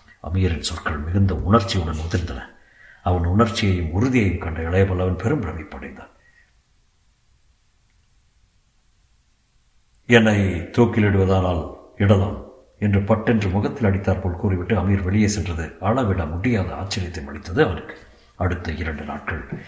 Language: Tamil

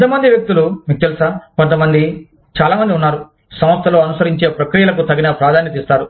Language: Telugu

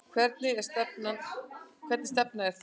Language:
Icelandic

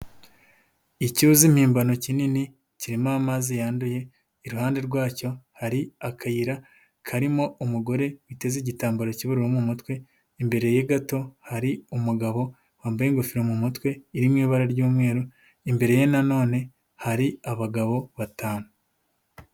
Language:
Kinyarwanda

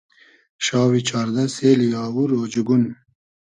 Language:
Hazaragi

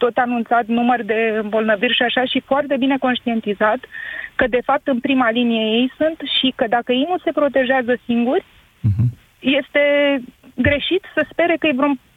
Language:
Romanian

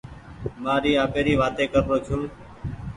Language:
Goaria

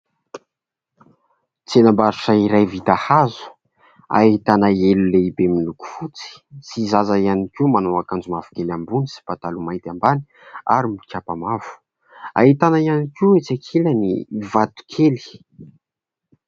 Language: Malagasy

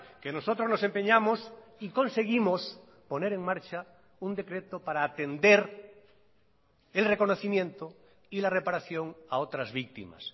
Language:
Spanish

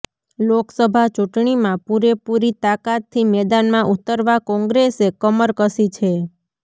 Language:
Gujarati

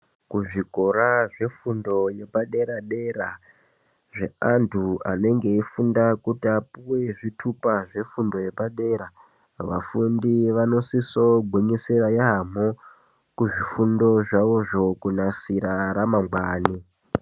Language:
Ndau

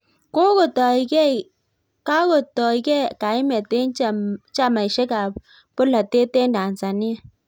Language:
Kalenjin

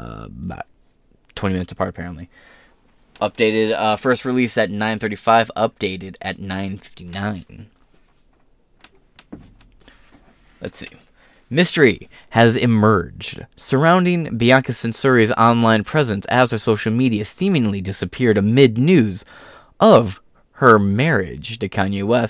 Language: English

